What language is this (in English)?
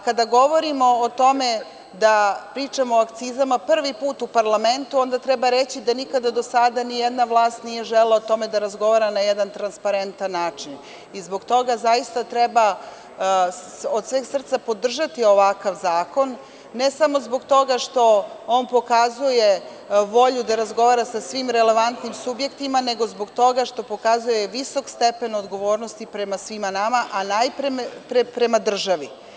Serbian